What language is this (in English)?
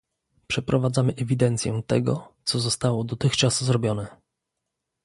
Polish